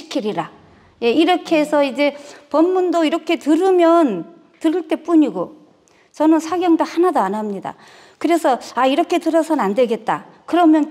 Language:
Korean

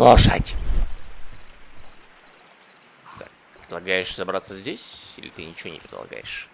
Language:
Russian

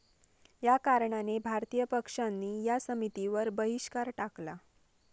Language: Marathi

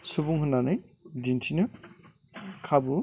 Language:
Bodo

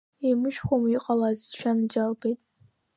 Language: Abkhazian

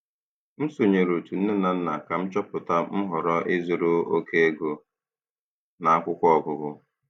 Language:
Igbo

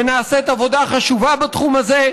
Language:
Hebrew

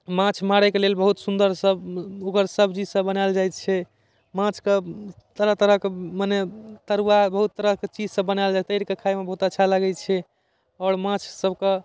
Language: Maithili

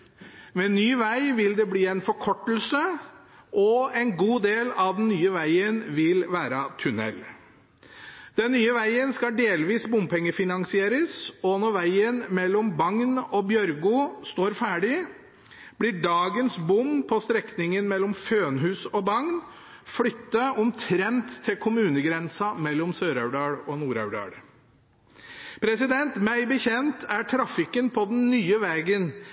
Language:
Norwegian Bokmål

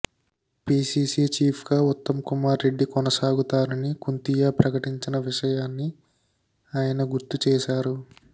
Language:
Telugu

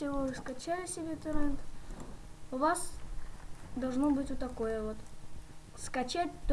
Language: Russian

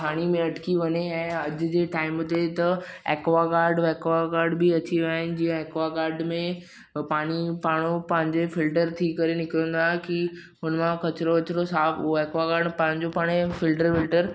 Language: Sindhi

